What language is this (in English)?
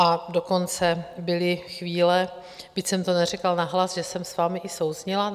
Czech